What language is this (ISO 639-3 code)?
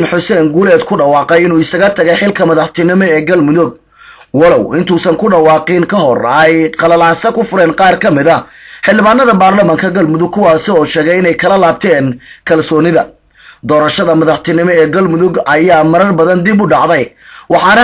ara